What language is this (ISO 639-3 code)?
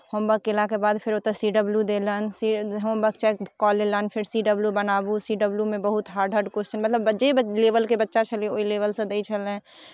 mai